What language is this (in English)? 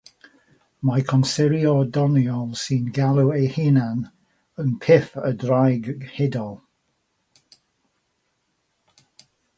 Welsh